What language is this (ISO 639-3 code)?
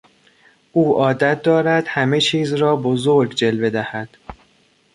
fas